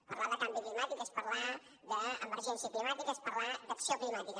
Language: Catalan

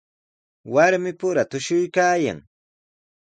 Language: Sihuas Ancash Quechua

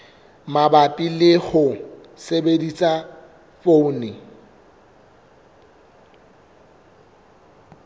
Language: Southern Sotho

